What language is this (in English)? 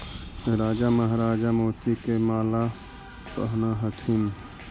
Magahi